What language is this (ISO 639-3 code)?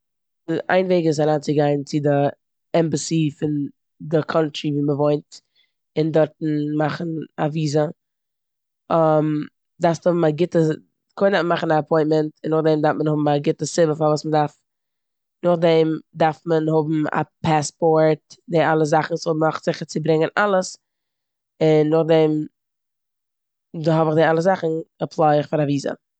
yid